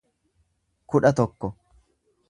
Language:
Oromo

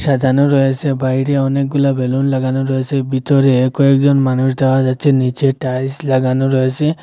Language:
Bangla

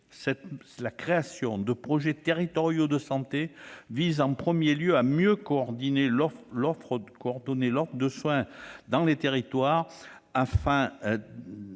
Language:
French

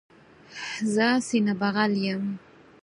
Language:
Pashto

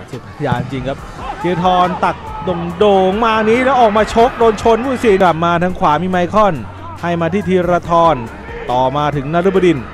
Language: Thai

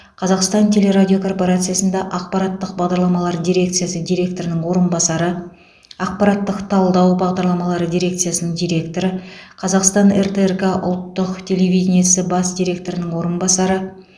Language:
Kazakh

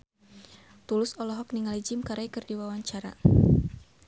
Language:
Sundanese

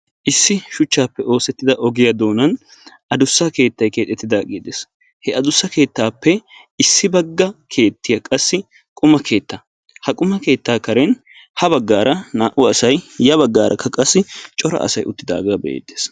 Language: Wolaytta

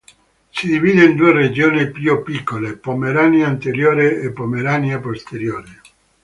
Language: Italian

